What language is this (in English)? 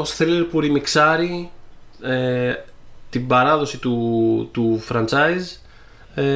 Greek